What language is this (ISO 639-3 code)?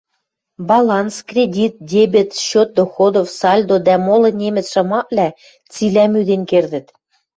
mrj